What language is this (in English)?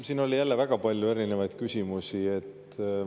Estonian